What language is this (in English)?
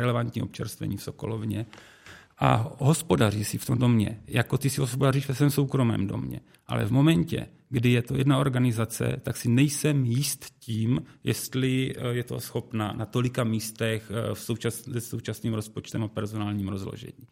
Czech